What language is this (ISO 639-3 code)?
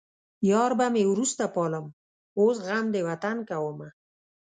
pus